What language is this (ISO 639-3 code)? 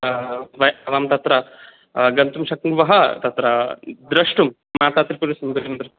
san